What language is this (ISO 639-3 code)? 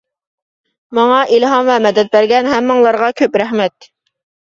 uig